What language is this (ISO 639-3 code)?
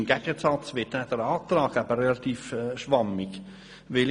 gsw